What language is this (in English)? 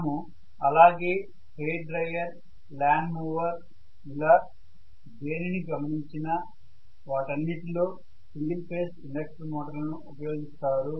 Telugu